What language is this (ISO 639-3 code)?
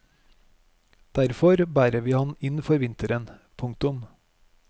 nor